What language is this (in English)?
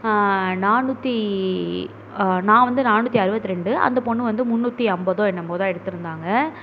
Tamil